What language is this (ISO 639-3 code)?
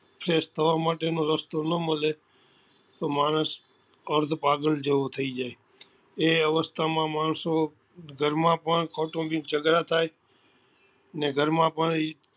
guj